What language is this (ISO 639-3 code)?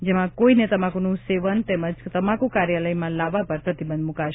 guj